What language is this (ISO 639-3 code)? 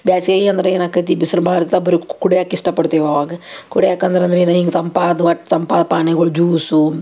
kan